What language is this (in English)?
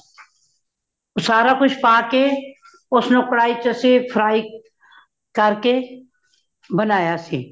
Punjabi